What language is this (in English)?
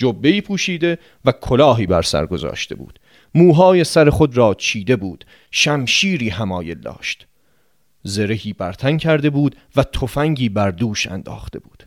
Persian